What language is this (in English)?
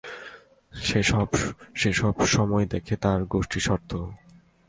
Bangla